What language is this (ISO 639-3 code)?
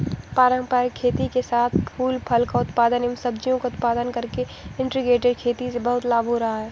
hin